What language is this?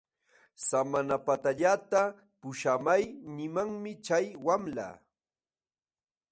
Jauja Wanca Quechua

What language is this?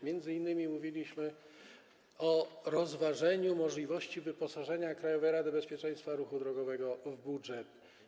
Polish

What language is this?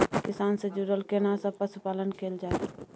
Maithili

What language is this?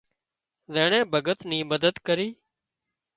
Wadiyara Koli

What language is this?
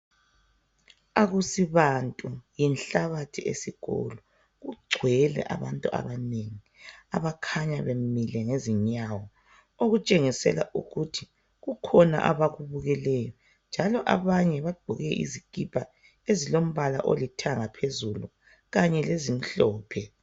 North Ndebele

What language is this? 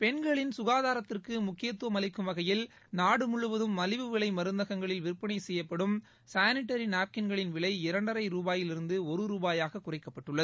Tamil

